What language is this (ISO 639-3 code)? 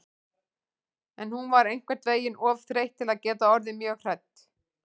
isl